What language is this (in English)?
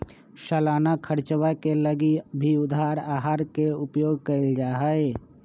Magahi